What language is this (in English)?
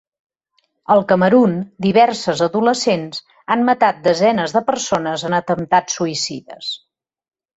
Catalan